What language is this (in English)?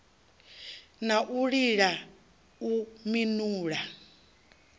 Venda